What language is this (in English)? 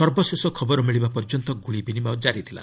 Odia